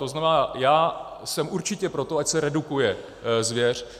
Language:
Czech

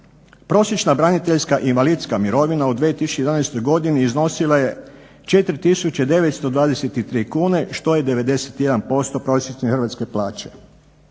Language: Croatian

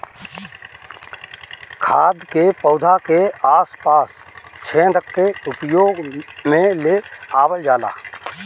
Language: Bhojpuri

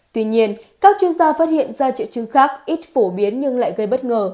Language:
Vietnamese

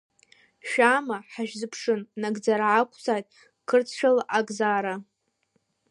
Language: Abkhazian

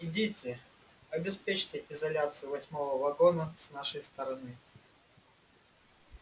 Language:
Russian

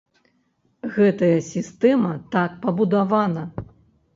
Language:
Belarusian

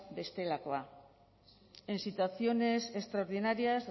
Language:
Spanish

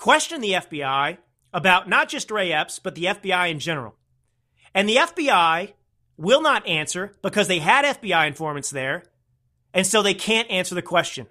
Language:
English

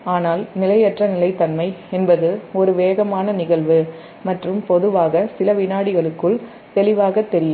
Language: Tamil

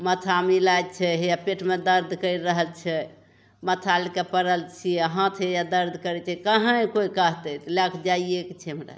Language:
Maithili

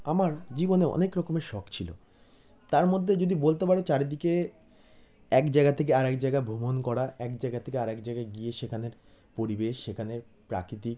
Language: Bangla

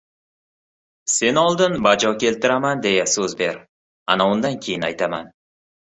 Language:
Uzbek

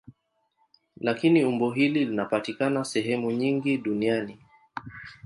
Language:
Swahili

